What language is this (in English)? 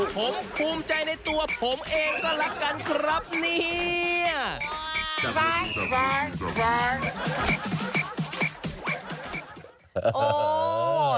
Thai